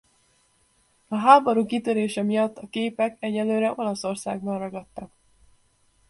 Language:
Hungarian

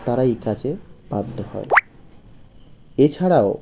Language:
Bangla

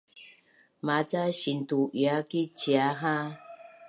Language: Bunun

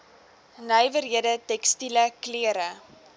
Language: Afrikaans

